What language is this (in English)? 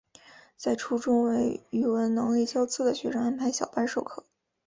Chinese